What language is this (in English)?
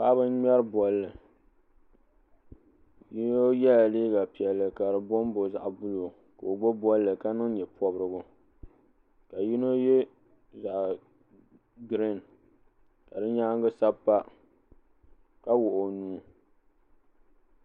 Dagbani